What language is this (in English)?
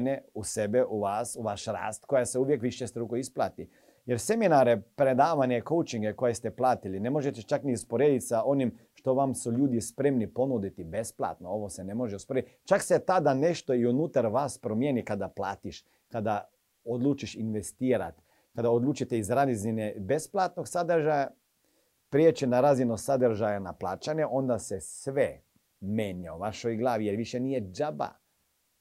Croatian